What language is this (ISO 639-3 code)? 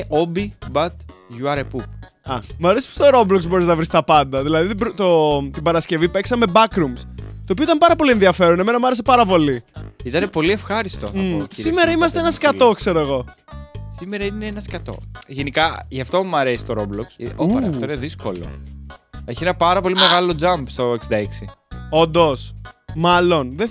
ell